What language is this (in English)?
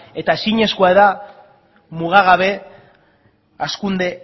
Basque